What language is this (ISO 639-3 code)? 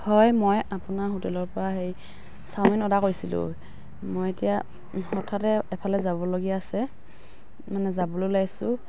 asm